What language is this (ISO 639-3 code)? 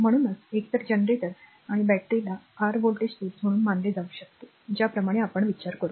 mar